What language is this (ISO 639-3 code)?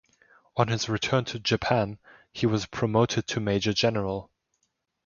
eng